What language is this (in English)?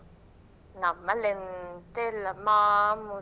Kannada